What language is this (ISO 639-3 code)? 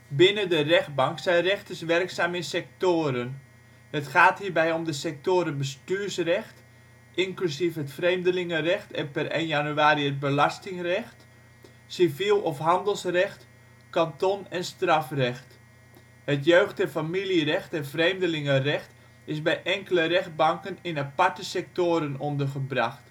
nld